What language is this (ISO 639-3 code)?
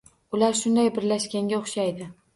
uzb